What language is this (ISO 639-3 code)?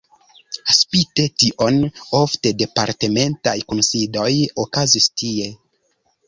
epo